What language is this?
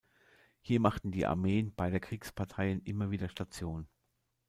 German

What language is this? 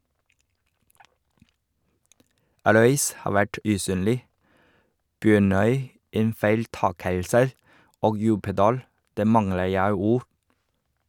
Norwegian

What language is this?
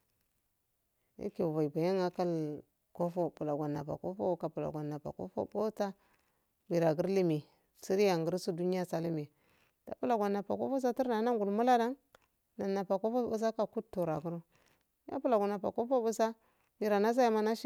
Afade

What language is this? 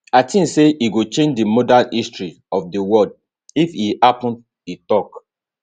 Nigerian Pidgin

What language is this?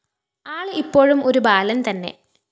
Malayalam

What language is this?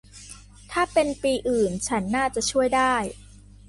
Thai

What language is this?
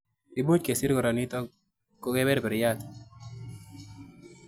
Kalenjin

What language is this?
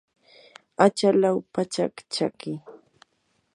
Yanahuanca Pasco Quechua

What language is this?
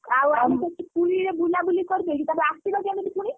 Odia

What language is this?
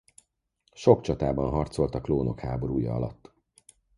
Hungarian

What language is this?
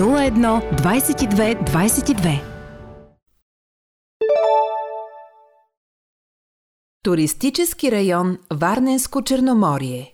Bulgarian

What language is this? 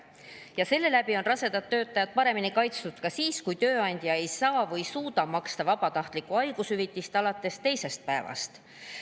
Estonian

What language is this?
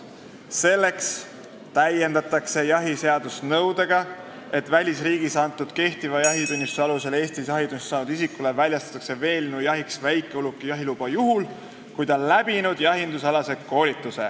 Estonian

